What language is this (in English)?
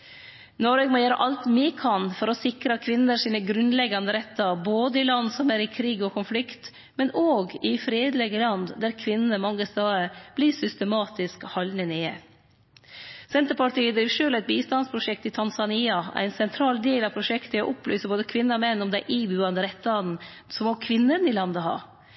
Norwegian Nynorsk